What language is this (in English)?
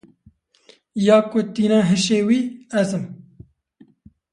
Kurdish